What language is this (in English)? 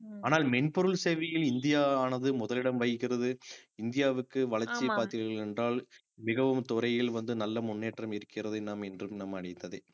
Tamil